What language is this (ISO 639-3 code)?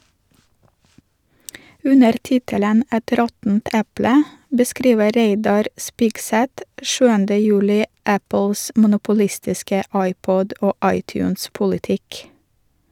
nor